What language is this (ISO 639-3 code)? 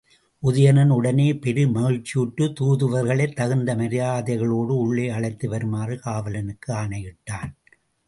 tam